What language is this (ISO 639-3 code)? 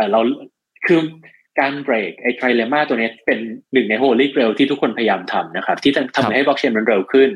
tha